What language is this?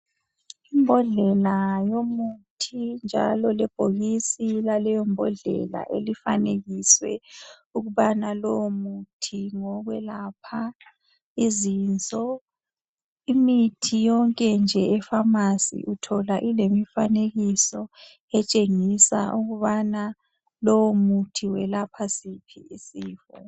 North Ndebele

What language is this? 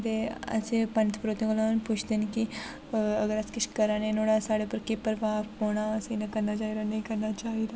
Dogri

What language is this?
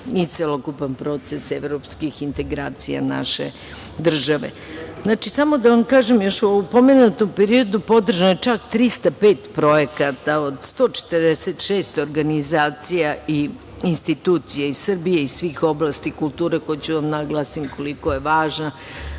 Serbian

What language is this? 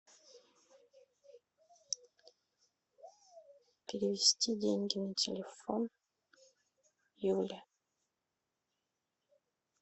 Russian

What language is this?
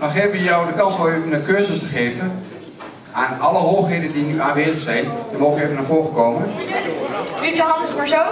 Dutch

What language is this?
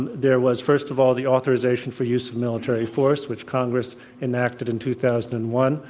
English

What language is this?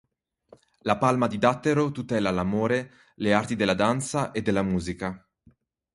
Italian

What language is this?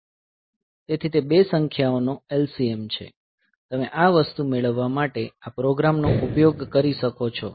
Gujarati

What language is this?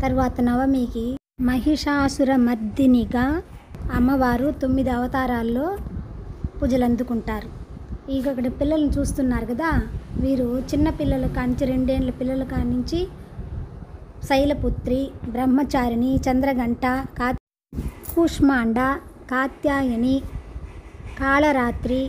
Thai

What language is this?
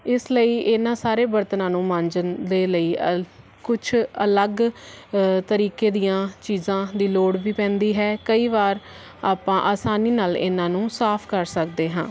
Punjabi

